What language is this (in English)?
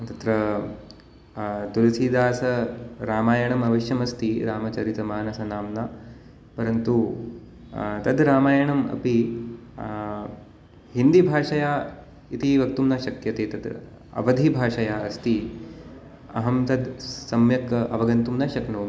Sanskrit